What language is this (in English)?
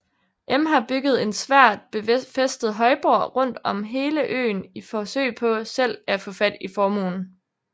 Danish